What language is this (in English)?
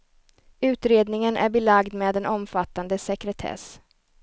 Swedish